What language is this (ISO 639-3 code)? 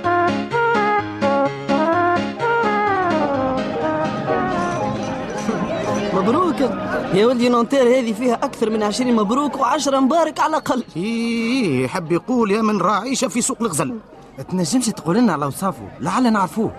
ara